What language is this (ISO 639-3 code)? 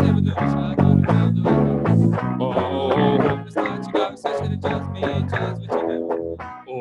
por